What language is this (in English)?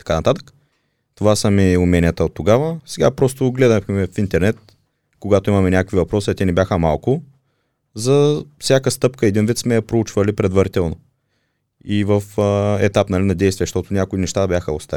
Bulgarian